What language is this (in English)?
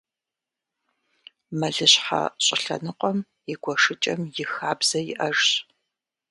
Kabardian